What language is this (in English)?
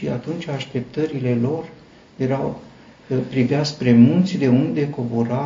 Romanian